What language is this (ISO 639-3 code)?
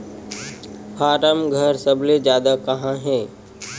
hne